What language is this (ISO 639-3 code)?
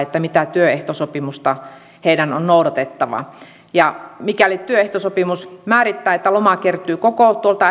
fin